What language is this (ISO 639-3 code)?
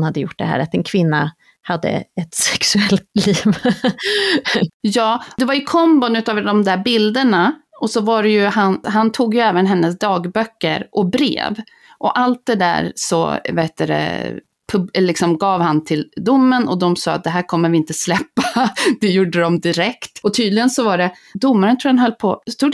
swe